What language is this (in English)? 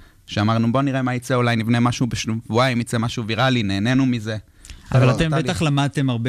Hebrew